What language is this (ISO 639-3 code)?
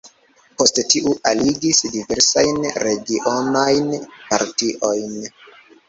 epo